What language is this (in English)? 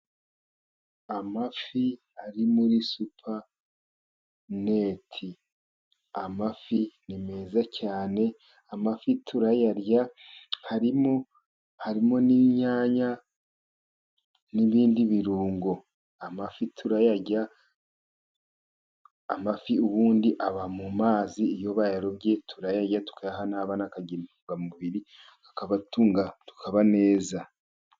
Kinyarwanda